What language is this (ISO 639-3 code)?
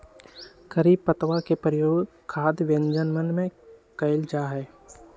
mag